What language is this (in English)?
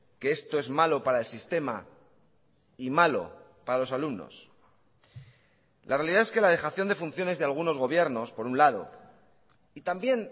Spanish